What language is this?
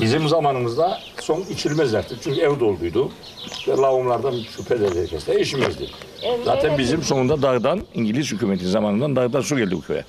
Turkish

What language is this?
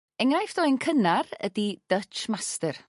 Welsh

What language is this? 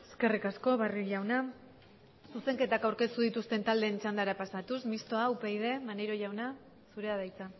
Basque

